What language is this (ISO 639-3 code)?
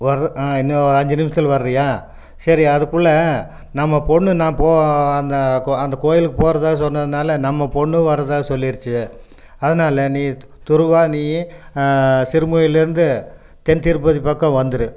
tam